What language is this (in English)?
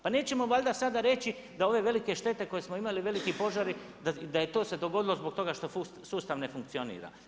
Croatian